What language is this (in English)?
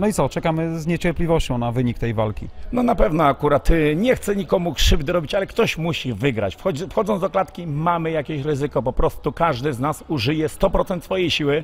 Polish